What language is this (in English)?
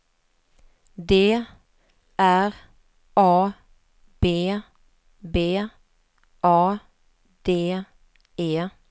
Swedish